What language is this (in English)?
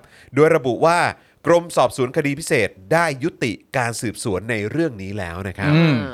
Thai